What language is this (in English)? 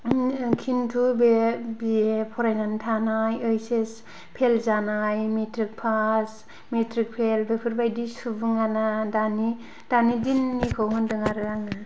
Bodo